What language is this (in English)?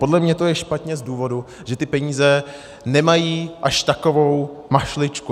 Czech